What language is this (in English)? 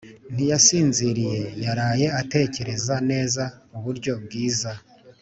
Kinyarwanda